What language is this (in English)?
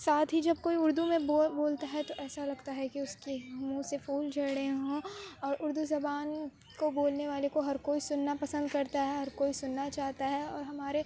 Urdu